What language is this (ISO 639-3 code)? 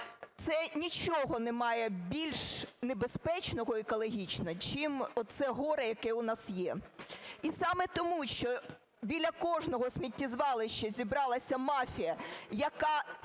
ukr